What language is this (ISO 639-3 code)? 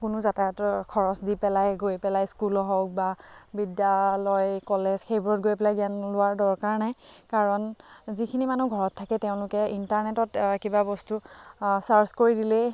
asm